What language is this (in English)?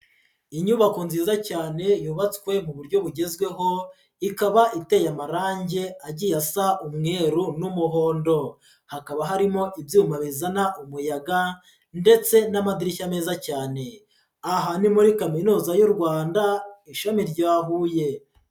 Kinyarwanda